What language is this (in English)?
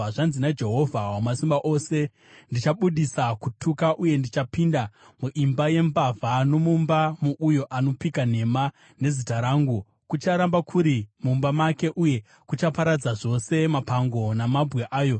Shona